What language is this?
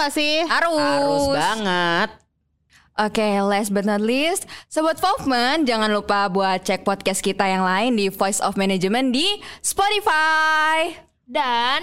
Indonesian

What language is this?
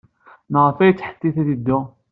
Kabyle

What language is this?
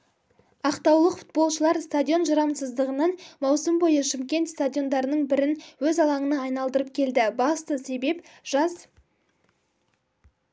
Kazakh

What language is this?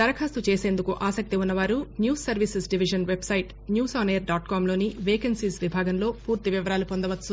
Telugu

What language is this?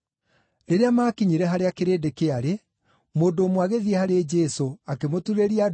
Kikuyu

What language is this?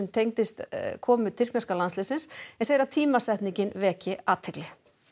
Icelandic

